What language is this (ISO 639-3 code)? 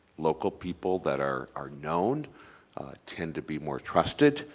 eng